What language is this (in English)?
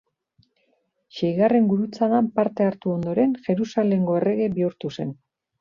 Basque